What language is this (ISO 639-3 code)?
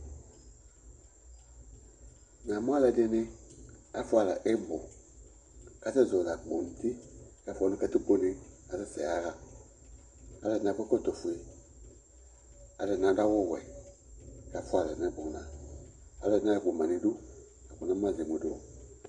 kpo